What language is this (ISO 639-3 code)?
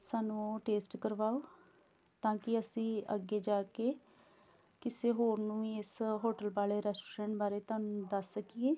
pan